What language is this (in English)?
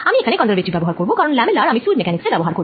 Bangla